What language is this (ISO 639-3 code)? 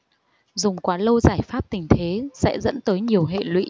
vie